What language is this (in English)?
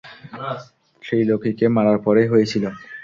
Bangla